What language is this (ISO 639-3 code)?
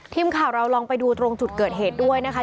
tha